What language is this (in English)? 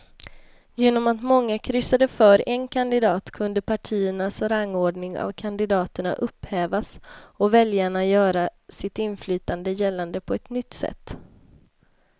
Swedish